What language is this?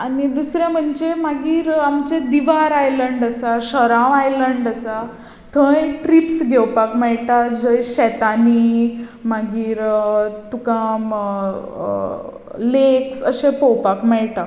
Konkani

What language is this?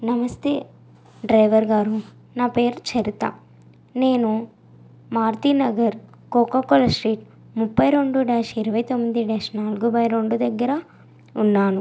Telugu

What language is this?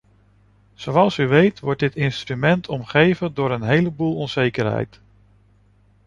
Dutch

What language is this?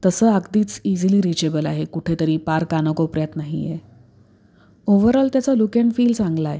Marathi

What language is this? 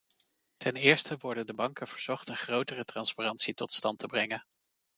Dutch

